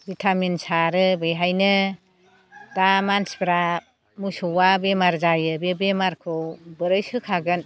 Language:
Bodo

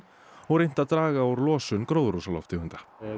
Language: Icelandic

